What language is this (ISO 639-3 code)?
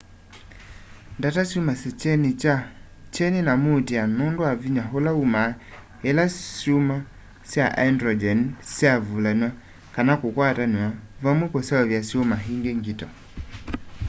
kam